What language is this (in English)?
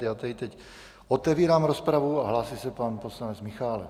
Czech